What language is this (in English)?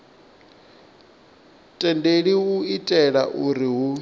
Venda